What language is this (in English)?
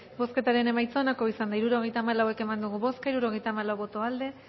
Basque